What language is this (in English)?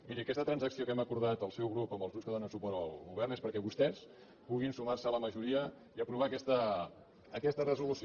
Catalan